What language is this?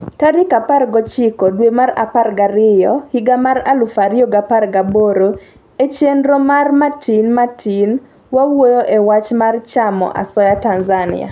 Luo (Kenya and Tanzania)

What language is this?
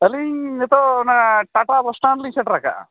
Santali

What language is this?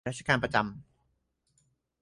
Thai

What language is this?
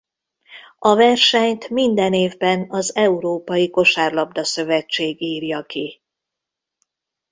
Hungarian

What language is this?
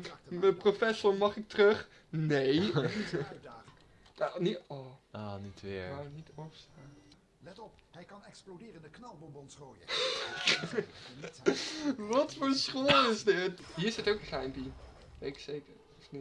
Dutch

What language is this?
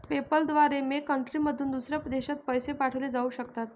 Marathi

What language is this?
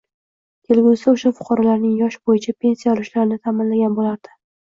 Uzbek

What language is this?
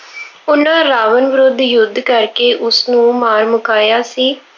Punjabi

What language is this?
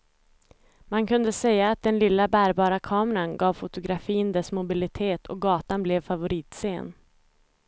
Swedish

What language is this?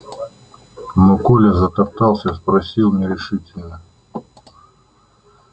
Russian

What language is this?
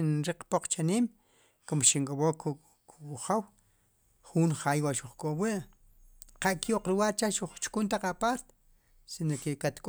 Sipacapense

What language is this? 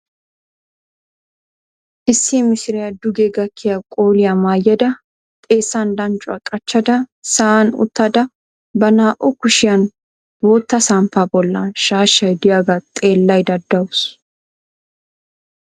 Wolaytta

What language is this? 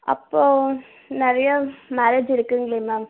Tamil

